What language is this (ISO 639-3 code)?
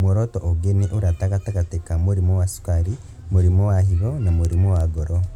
kik